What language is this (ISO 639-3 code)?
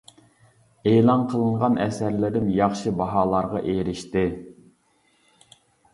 uig